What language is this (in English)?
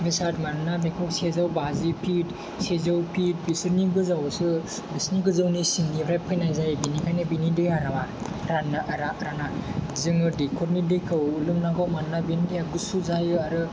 Bodo